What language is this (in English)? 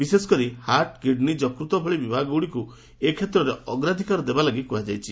Odia